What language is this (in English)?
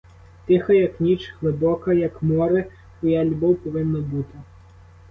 Ukrainian